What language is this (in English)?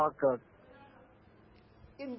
Malayalam